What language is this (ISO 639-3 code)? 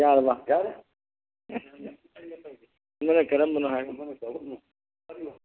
mni